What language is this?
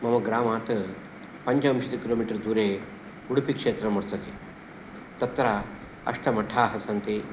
Sanskrit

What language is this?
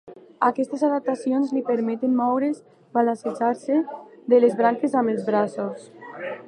Catalan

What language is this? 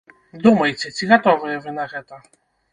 Belarusian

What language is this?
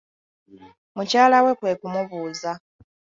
Ganda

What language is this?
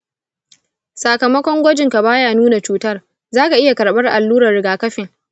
Hausa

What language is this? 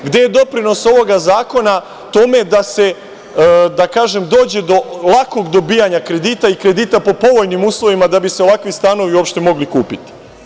Serbian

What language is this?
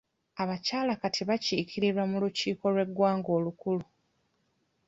Ganda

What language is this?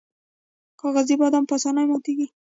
Pashto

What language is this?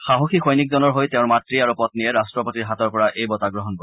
Assamese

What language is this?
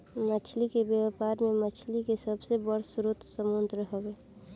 Bhojpuri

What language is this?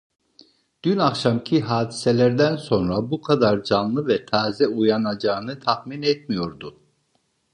Turkish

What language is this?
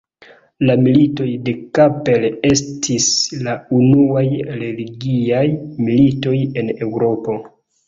Esperanto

